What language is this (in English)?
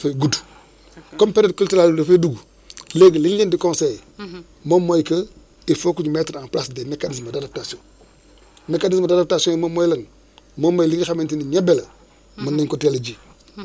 Wolof